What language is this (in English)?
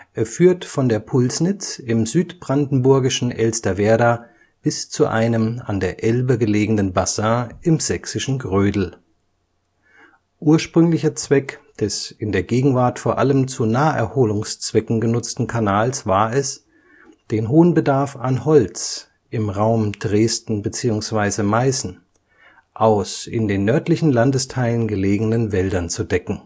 German